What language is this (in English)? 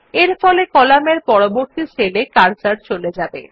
Bangla